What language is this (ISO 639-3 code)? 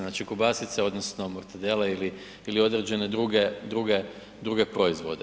hrv